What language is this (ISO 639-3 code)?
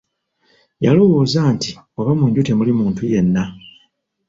lug